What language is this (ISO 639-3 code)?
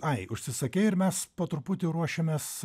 lit